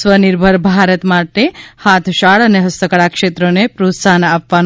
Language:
Gujarati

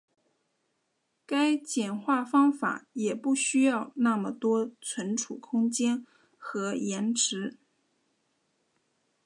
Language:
Chinese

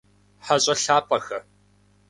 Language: Kabardian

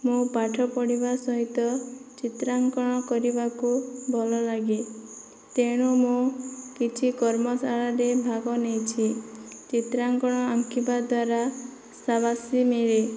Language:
Odia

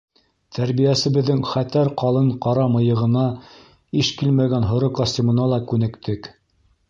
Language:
Bashkir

